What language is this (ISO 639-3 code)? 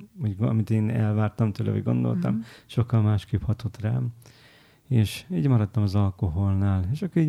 hun